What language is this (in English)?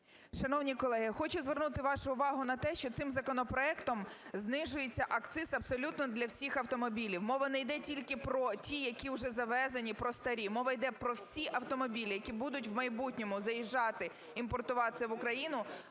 Ukrainian